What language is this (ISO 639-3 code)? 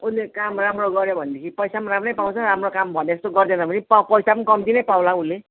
nep